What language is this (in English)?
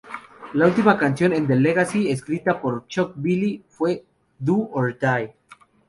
Spanish